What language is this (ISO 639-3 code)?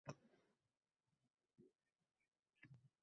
uzb